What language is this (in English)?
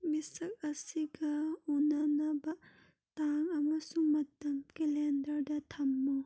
Manipuri